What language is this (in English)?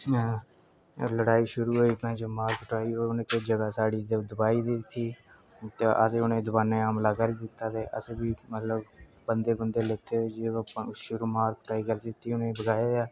Dogri